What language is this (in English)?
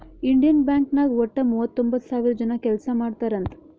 Kannada